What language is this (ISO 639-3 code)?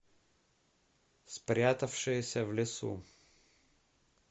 rus